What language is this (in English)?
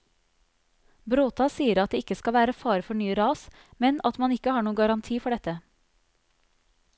Norwegian